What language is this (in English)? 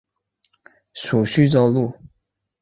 Chinese